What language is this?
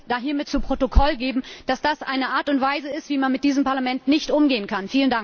German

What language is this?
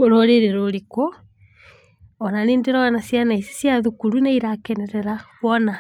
Kikuyu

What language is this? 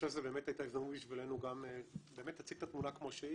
Hebrew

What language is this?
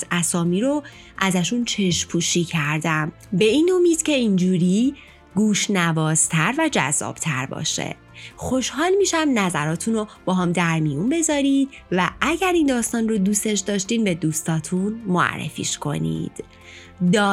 Persian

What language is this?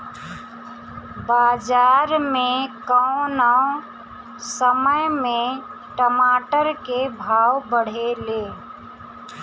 Bhojpuri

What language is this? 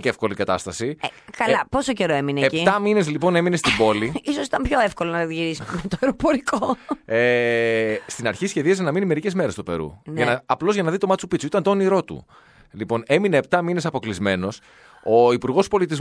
Greek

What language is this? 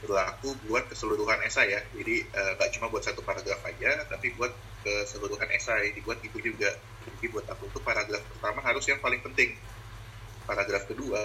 Indonesian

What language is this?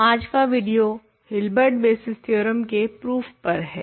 Hindi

